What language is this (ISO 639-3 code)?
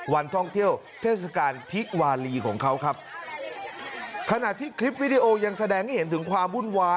tha